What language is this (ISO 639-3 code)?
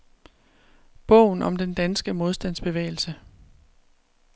dan